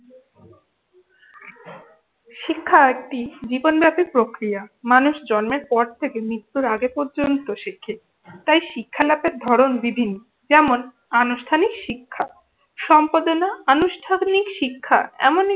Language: Bangla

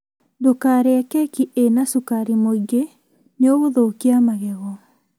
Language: Kikuyu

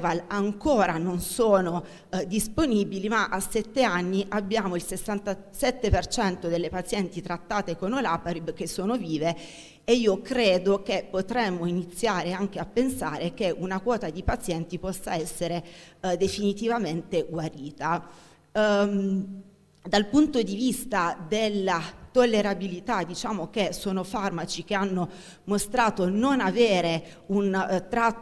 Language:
Italian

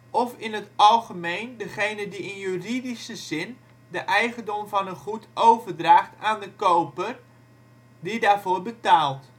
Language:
Dutch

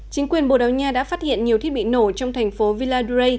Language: Vietnamese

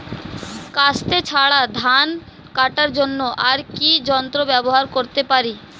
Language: Bangla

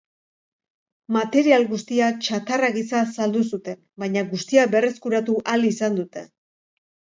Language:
Basque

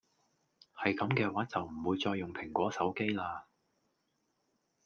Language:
Cantonese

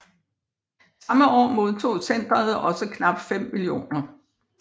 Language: Danish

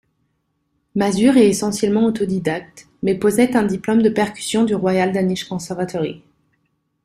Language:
French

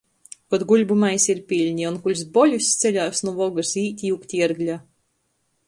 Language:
Latgalian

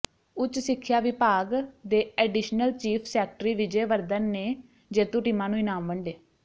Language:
Punjabi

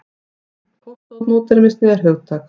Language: Icelandic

